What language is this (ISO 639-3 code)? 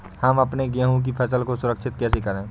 hin